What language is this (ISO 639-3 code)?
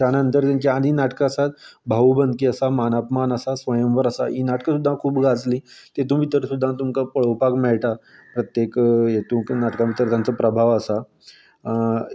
kok